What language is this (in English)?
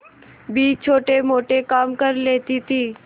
Hindi